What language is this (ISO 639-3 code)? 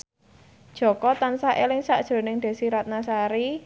jav